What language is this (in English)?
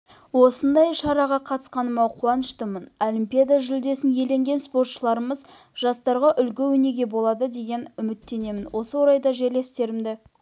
Kazakh